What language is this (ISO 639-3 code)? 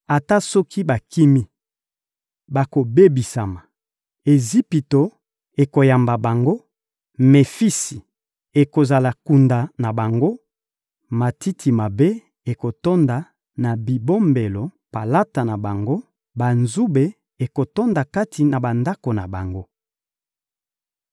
lin